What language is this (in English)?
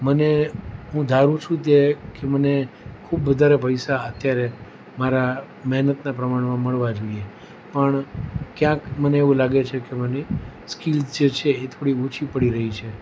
Gujarati